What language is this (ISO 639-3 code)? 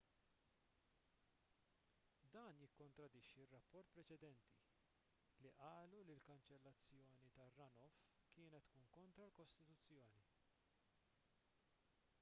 mlt